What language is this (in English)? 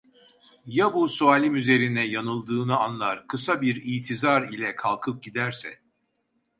Turkish